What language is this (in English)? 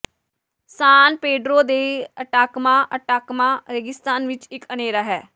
Punjabi